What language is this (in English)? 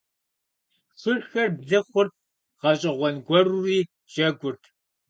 Kabardian